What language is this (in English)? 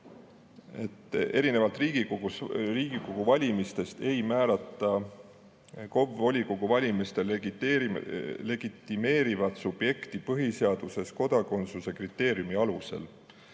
Estonian